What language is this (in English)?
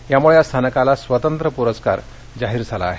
Marathi